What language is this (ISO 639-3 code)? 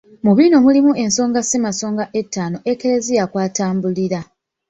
lug